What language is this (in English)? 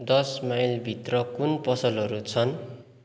Nepali